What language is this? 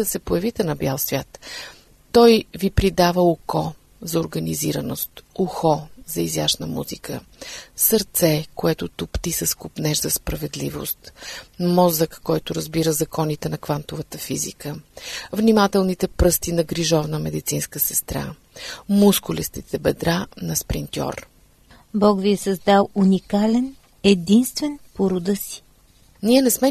Bulgarian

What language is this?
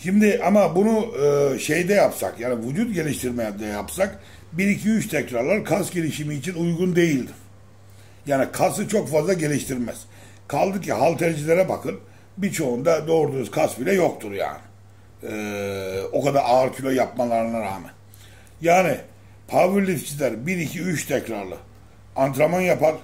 Turkish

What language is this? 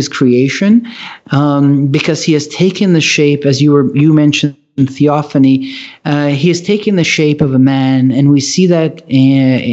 English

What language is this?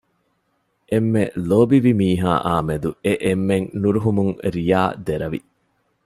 Divehi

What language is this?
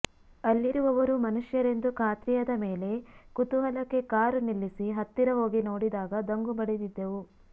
Kannada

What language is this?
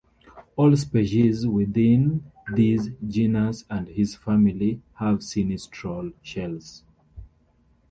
English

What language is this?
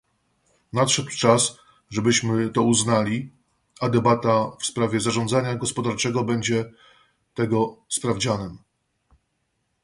Polish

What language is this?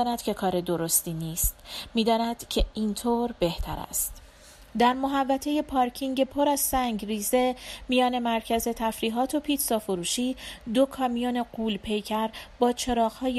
Persian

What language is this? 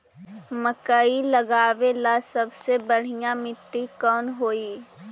Magahi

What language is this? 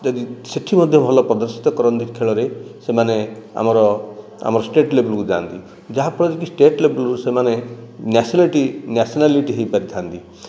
Odia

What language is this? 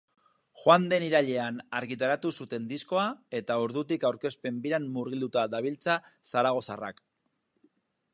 Basque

